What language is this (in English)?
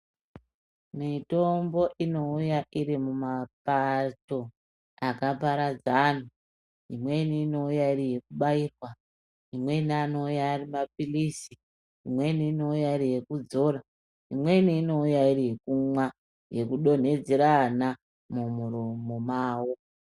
Ndau